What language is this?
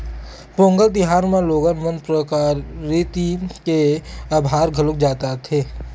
Chhattisgarhi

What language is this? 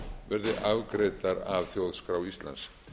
Icelandic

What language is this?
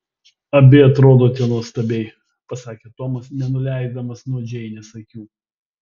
Lithuanian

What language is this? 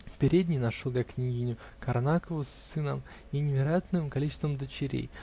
Russian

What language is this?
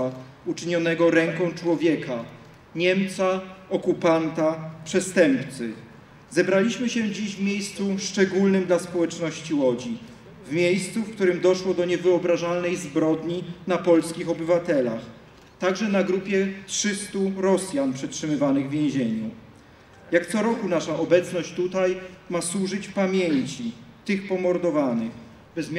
Polish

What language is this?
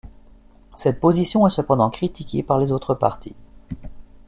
French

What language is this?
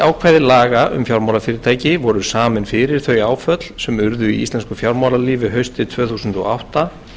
Icelandic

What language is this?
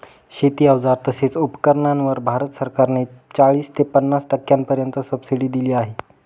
Marathi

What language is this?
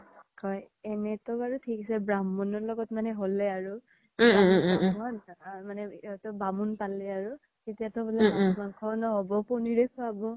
Assamese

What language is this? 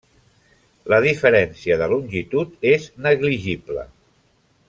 Catalan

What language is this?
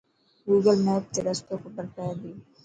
Dhatki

